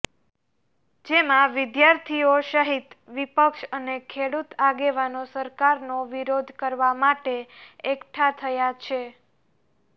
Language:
Gujarati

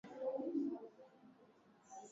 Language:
Swahili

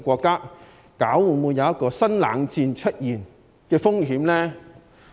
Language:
Cantonese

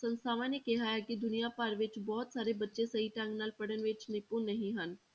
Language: Punjabi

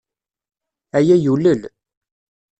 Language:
Kabyle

